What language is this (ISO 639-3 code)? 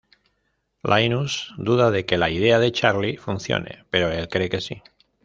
spa